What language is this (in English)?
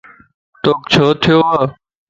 Lasi